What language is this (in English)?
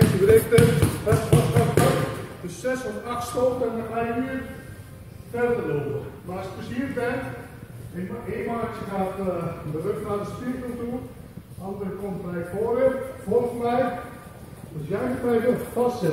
Dutch